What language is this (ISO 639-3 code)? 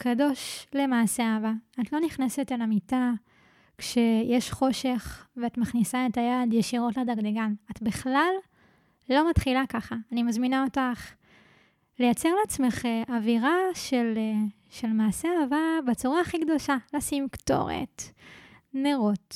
heb